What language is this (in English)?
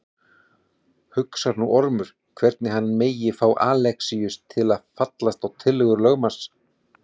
Icelandic